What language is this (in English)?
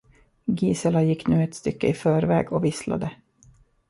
Swedish